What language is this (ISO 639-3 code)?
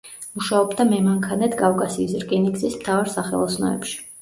kat